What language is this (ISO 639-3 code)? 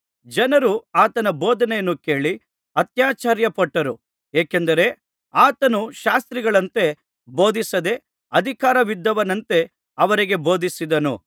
kan